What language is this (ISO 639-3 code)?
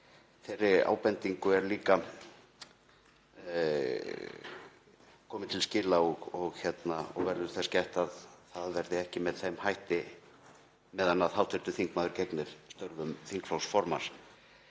isl